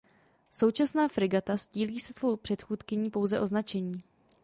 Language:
Czech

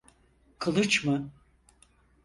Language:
Turkish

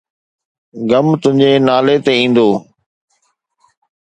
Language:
Sindhi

